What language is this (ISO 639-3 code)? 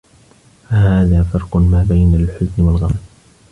ara